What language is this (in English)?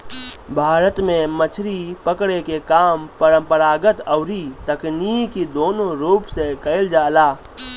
Bhojpuri